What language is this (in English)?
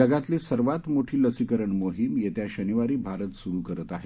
Marathi